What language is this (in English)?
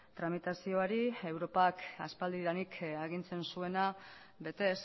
Basque